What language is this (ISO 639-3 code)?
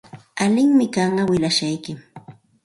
qxt